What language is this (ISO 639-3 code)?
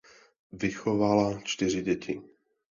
ces